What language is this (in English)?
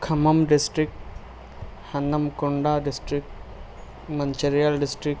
Urdu